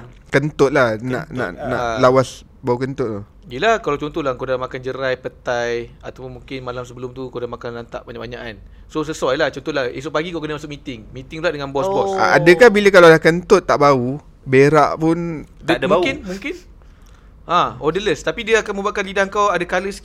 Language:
Malay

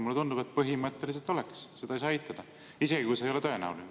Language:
Estonian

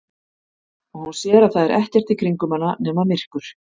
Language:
Icelandic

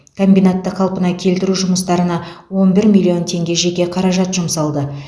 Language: Kazakh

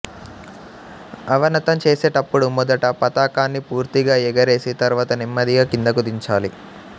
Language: Telugu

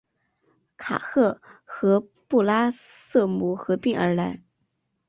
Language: Chinese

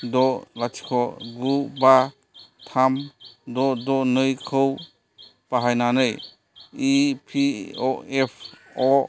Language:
Bodo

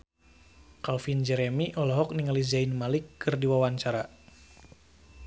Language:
Sundanese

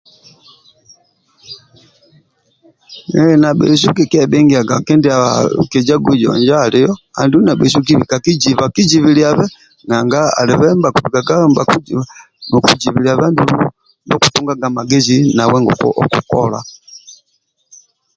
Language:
Amba (Uganda)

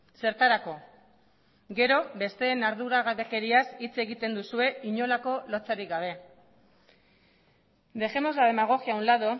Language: Basque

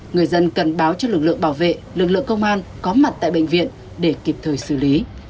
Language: Vietnamese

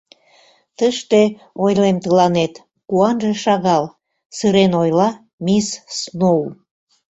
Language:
Mari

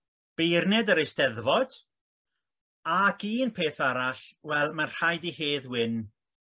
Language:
Welsh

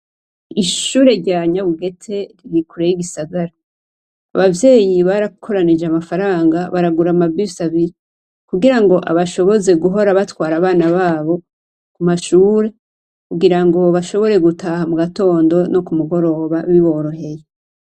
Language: Rundi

